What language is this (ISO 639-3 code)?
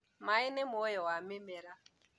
kik